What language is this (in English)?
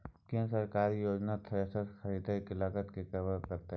Maithili